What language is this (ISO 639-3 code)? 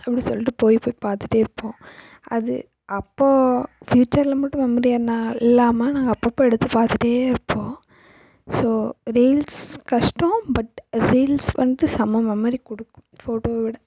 tam